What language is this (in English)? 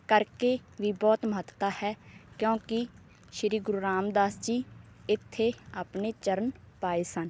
Punjabi